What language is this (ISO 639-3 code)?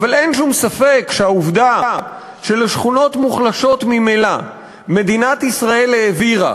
heb